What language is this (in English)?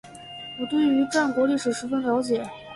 Chinese